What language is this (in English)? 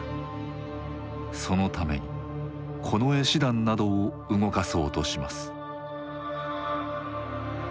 Japanese